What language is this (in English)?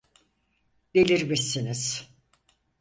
Turkish